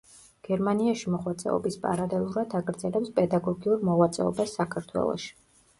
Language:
Georgian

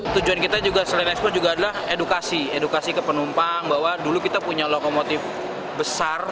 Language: Indonesian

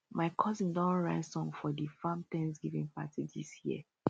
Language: Nigerian Pidgin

